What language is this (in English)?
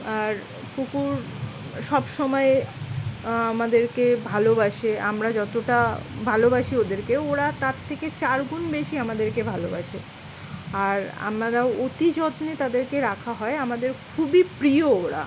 Bangla